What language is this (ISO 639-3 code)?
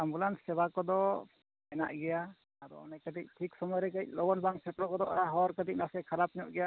sat